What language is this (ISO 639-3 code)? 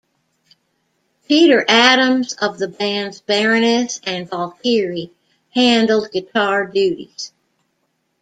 eng